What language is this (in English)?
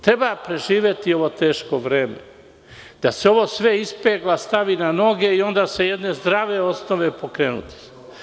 Serbian